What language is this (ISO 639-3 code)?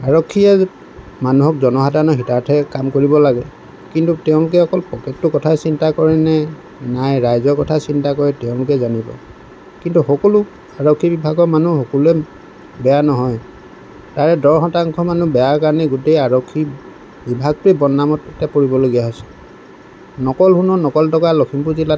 asm